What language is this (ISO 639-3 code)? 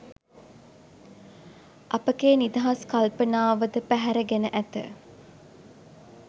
sin